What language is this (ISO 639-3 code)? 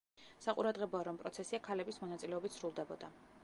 kat